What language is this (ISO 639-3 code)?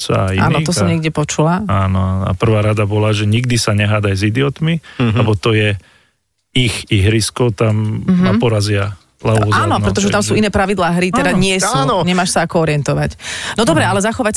slk